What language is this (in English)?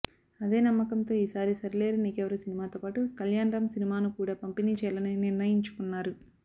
Telugu